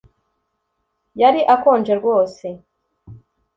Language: Kinyarwanda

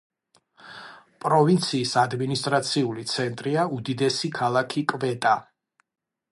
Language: Georgian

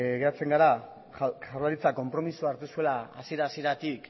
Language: Basque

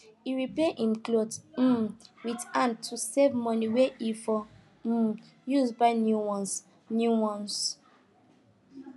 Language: Nigerian Pidgin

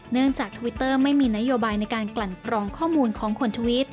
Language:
Thai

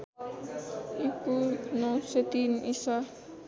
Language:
Nepali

